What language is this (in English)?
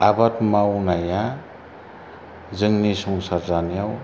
Bodo